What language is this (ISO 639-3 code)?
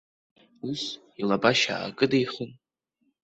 abk